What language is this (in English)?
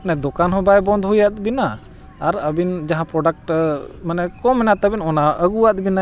Santali